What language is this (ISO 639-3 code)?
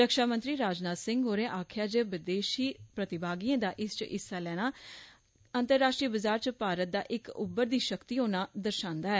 doi